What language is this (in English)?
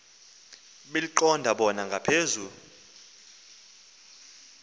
Xhosa